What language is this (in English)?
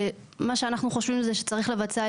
Hebrew